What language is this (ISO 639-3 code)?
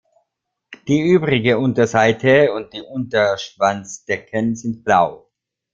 deu